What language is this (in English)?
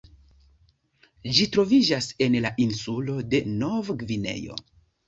Esperanto